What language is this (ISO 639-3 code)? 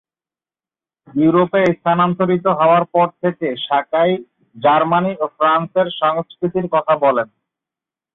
ben